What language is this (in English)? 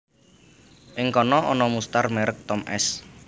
Javanese